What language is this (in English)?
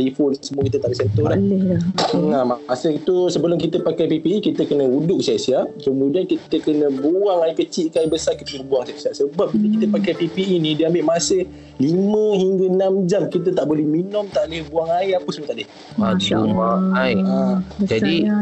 Malay